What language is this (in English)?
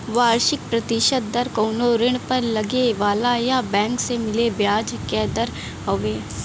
Bhojpuri